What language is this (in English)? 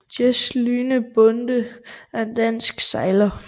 Danish